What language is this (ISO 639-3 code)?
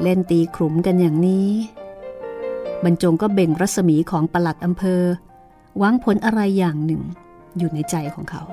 tha